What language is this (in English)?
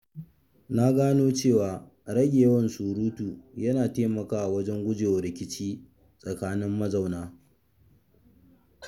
Hausa